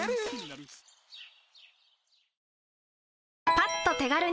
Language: Japanese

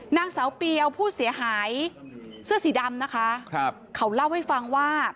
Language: Thai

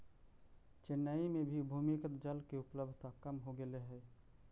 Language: Magahi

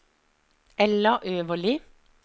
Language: Norwegian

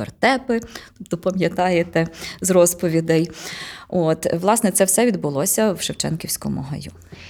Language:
Ukrainian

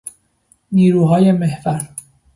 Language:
Persian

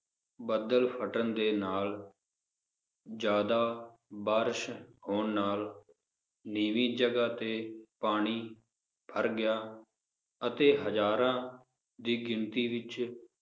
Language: Punjabi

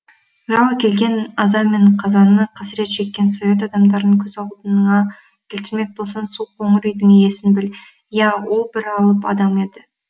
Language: Kazakh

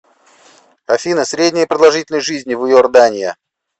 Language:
Russian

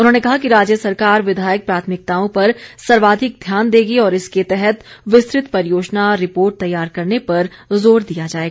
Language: Hindi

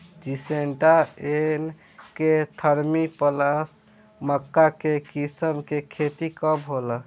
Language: Bhojpuri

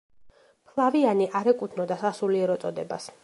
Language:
Georgian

